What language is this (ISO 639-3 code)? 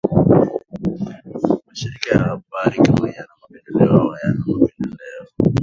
swa